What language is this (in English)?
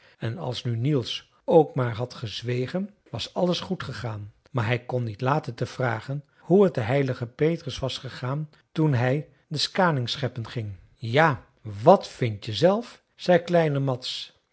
Dutch